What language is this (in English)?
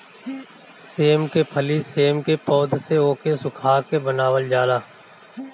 Bhojpuri